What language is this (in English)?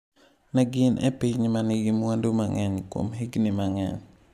Luo (Kenya and Tanzania)